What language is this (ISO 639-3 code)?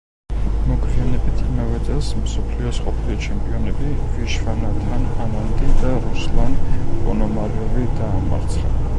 kat